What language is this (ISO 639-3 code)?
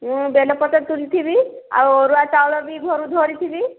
ori